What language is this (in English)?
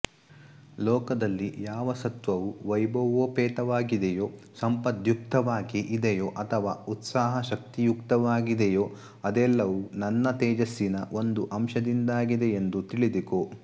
Kannada